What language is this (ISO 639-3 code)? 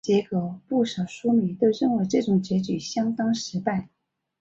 zho